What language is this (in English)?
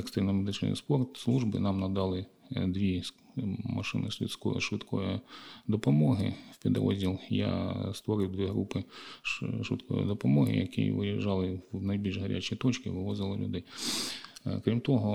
Ukrainian